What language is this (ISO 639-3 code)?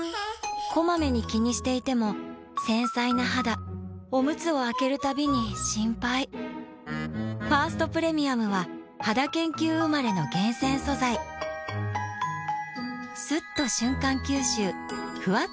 jpn